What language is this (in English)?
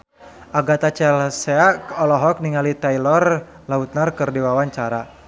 Sundanese